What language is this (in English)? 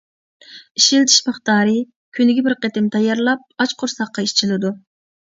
Uyghur